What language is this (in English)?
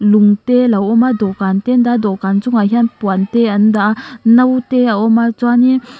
Mizo